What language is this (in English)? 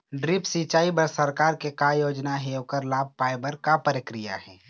Chhattisgarhi